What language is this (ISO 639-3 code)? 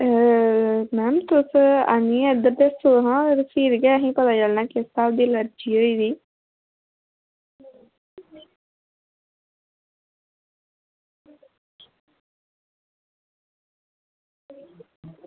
doi